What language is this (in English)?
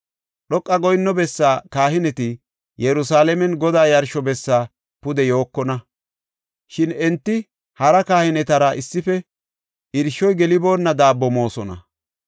Gofa